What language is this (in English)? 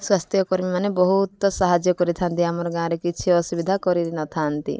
Odia